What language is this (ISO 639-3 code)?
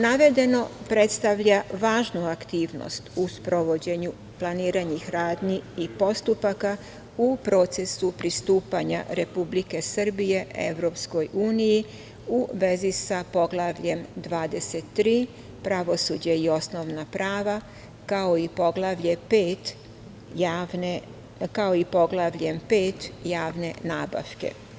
srp